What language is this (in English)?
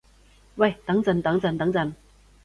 Cantonese